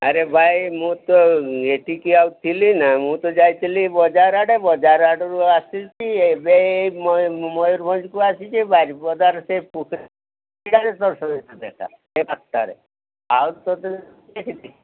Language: Odia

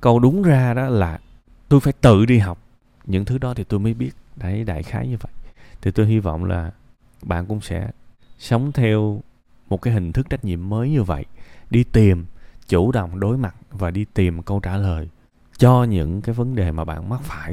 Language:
Vietnamese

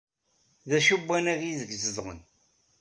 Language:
Kabyle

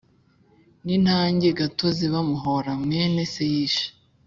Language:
Kinyarwanda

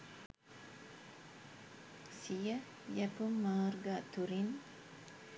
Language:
Sinhala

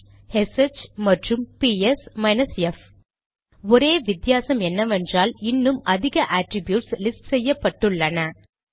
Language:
Tamil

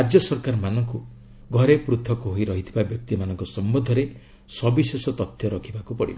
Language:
Odia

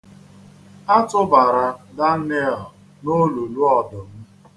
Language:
Igbo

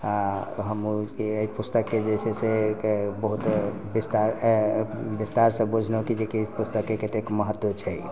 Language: Maithili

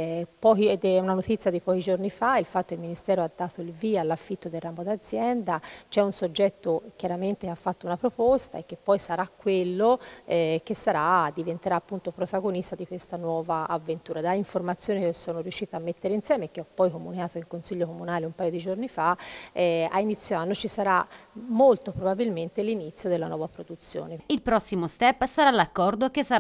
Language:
Italian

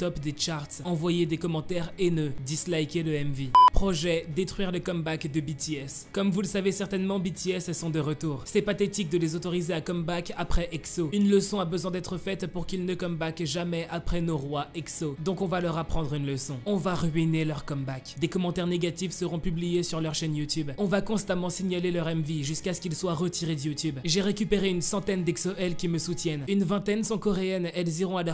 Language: French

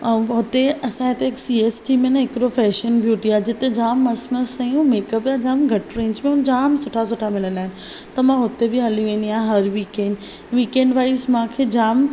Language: Sindhi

